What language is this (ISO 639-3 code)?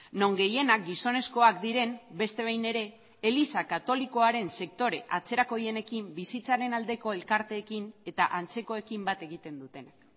eus